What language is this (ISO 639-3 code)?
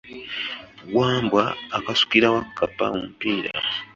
lug